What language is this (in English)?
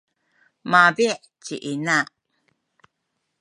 Sakizaya